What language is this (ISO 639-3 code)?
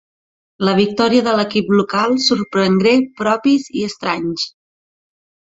cat